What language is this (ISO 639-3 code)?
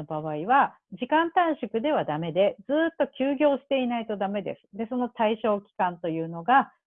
jpn